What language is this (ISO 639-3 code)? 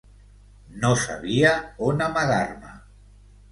cat